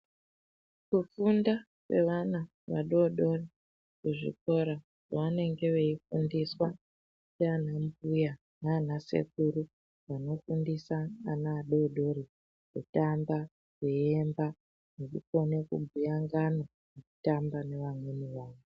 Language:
Ndau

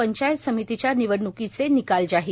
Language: Marathi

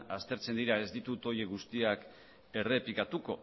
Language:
Basque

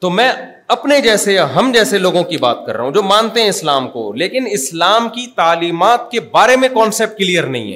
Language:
Urdu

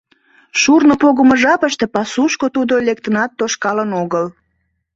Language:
Mari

